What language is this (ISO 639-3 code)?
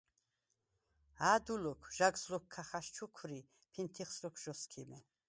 sva